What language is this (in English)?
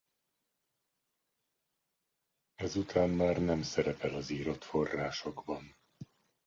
Hungarian